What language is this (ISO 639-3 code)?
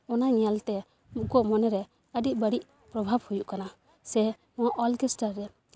sat